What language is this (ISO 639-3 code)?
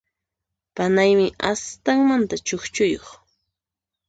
qxp